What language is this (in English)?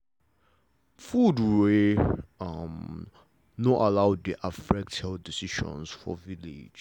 Nigerian Pidgin